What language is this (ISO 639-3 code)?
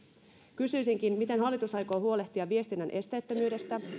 fin